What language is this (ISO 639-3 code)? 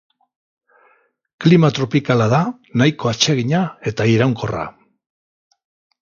eus